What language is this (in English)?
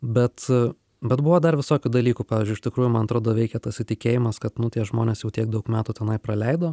Lithuanian